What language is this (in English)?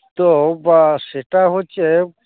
Santali